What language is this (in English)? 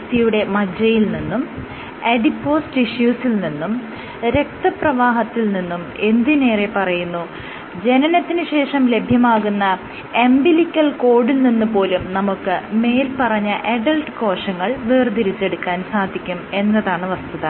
Malayalam